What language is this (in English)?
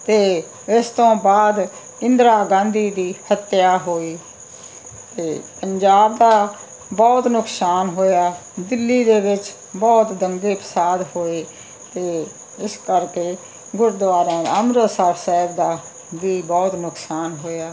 Punjabi